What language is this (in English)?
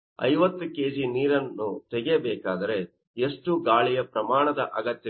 Kannada